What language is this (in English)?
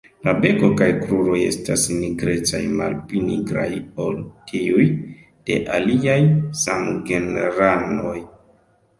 Esperanto